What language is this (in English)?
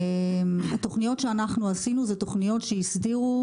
Hebrew